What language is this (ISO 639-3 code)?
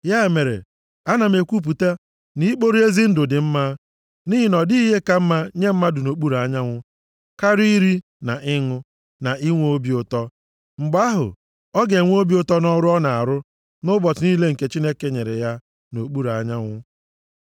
ibo